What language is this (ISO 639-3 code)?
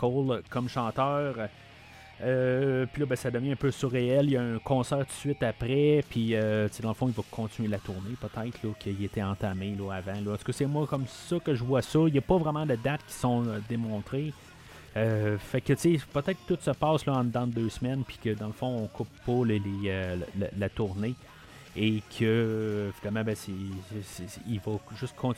fra